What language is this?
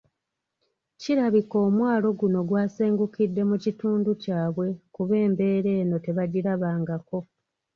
Ganda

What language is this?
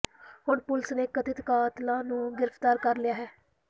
Punjabi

